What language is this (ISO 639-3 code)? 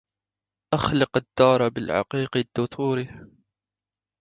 ara